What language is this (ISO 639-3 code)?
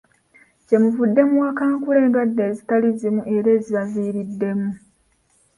lug